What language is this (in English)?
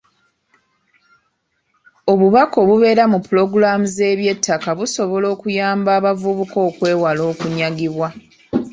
Ganda